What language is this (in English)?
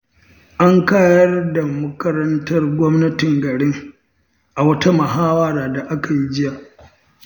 Hausa